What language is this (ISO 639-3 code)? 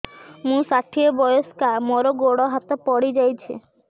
ori